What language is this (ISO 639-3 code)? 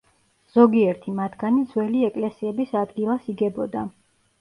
kat